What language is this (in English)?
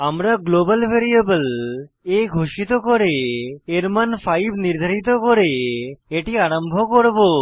Bangla